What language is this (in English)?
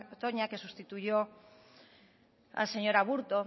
Spanish